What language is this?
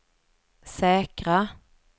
Swedish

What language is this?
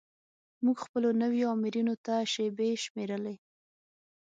Pashto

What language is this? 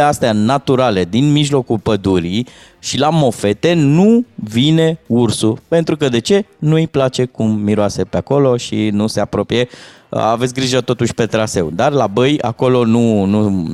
Romanian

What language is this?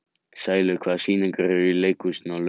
Icelandic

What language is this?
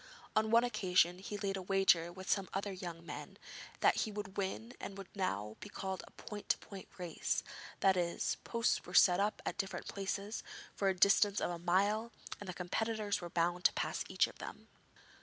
English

